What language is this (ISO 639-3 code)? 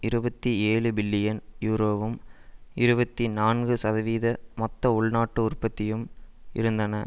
tam